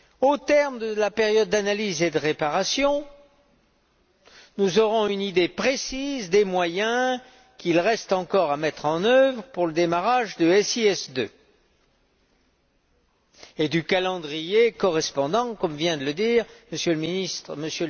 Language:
French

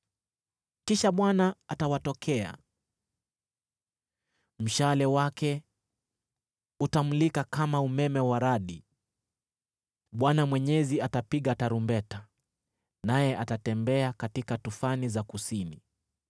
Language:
Swahili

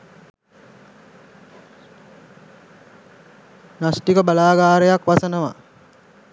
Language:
Sinhala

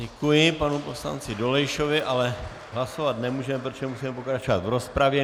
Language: Czech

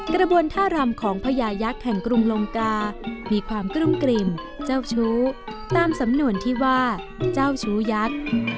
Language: Thai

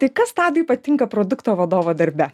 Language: Lithuanian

